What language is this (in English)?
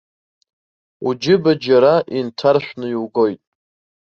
Abkhazian